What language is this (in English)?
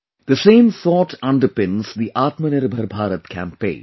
English